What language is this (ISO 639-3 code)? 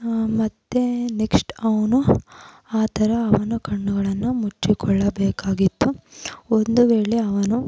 kan